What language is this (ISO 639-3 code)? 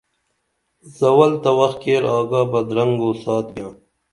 dml